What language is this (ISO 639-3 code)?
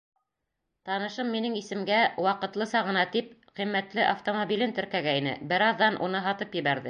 bak